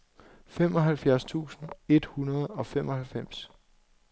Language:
Danish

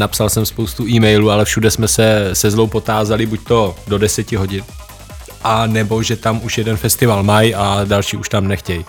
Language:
Czech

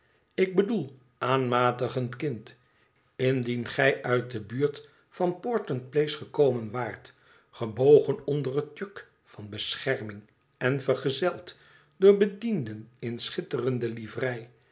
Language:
Dutch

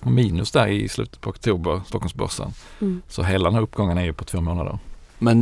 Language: Swedish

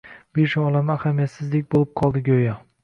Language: Uzbek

